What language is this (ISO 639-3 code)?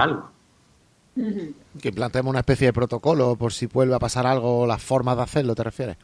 spa